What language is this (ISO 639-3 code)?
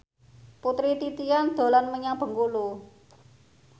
jav